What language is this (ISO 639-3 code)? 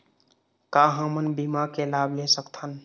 hne